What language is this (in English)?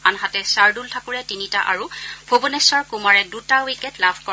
Assamese